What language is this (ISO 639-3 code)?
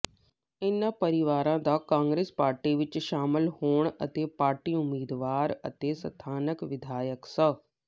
pan